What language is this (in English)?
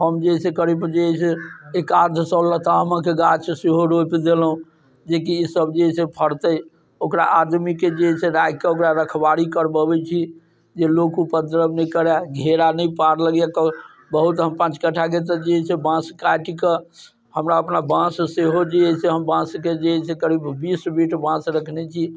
Maithili